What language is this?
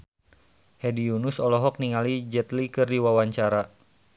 Sundanese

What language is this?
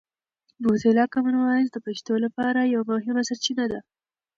Pashto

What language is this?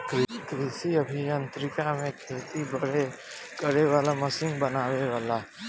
Bhojpuri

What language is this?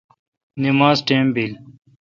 Kalkoti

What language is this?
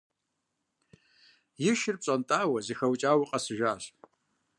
Kabardian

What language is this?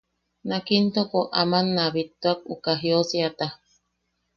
Yaqui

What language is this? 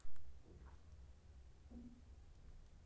Maithili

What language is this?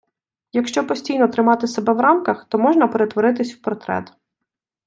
Ukrainian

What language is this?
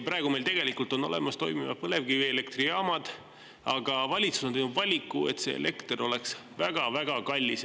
Estonian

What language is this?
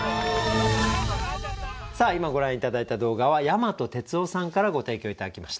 Japanese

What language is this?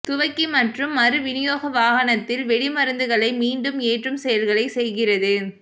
Tamil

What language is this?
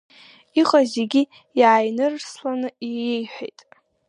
Abkhazian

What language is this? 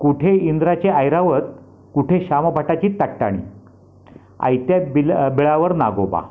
Marathi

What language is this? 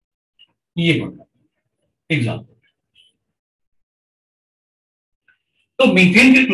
Hindi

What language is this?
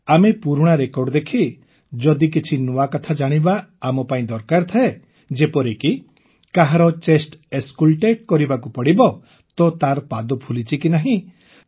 Odia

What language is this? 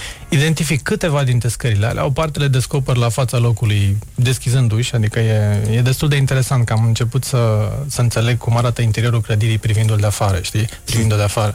Romanian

